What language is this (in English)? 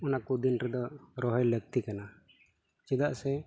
Santali